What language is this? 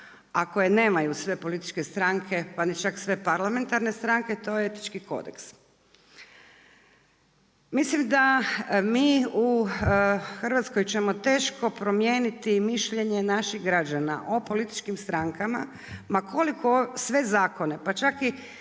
Croatian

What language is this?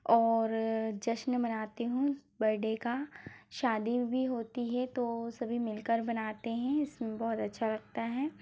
Hindi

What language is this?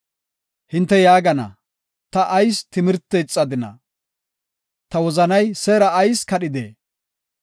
Gofa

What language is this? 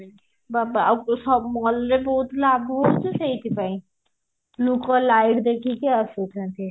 Odia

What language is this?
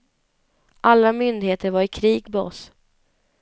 Swedish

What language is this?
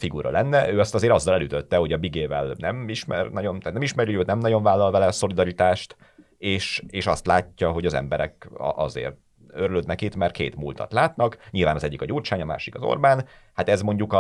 Hungarian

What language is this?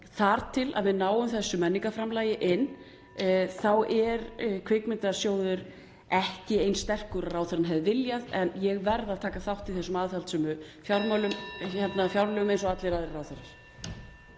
Icelandic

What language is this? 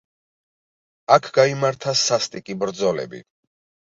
Georgian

